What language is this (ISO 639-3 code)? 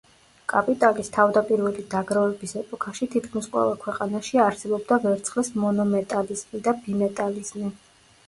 kat